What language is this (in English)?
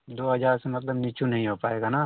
Hindi